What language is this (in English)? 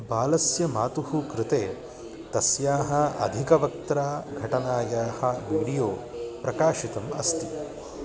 Sanskrit